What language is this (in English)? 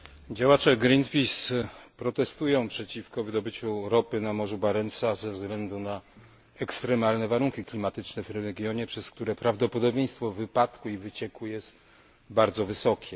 Polish